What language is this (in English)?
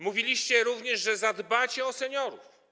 Polish